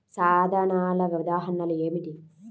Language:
Telugu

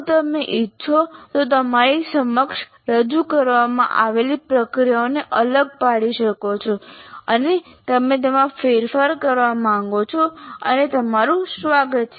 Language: Gujarati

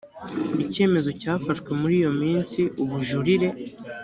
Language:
Kinyarwanda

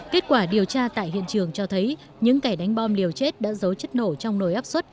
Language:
Vietnamese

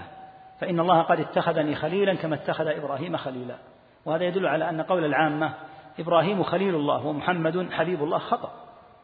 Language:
Arabic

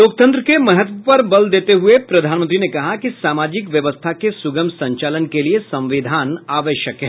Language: Hindi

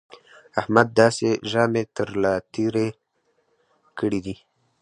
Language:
Pashto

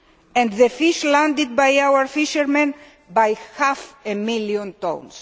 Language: English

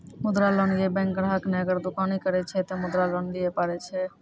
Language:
Maithili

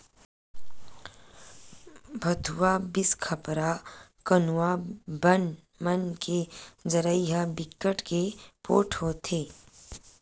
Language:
Chhattisgarhi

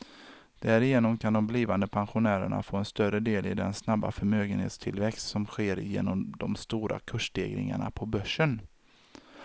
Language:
Swedish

